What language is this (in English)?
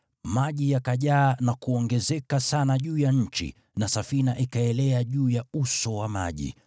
Swahili